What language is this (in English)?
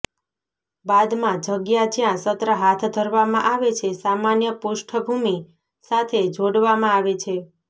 Gujarati